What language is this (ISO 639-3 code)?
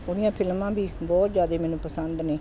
pan